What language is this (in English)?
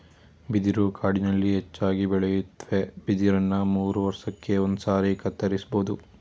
Kannada